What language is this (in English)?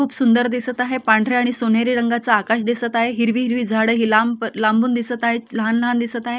Marathi